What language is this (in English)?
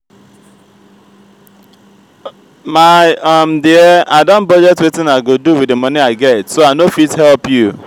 Nigerian Pidgin